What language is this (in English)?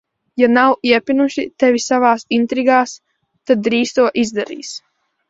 Latvian